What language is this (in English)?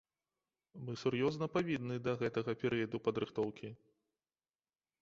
Belarusian